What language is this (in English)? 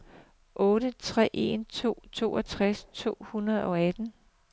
Danish